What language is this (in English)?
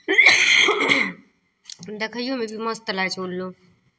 Maithili